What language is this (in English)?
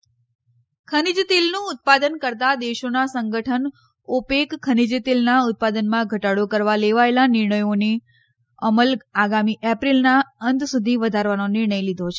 Gujarati